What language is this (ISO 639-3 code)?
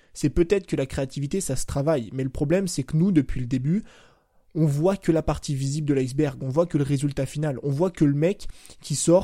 fra